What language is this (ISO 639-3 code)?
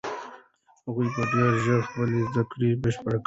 pus